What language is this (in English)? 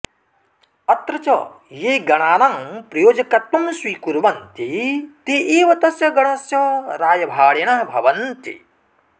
Sanskrit